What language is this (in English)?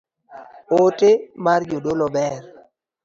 Luo (Kenya and Tanzania)